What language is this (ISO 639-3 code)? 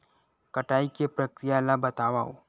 hne